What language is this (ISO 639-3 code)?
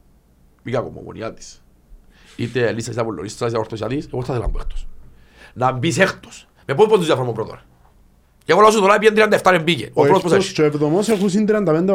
ell